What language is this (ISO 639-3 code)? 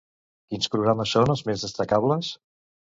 cat